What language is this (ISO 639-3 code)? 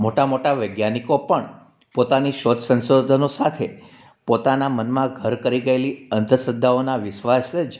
guj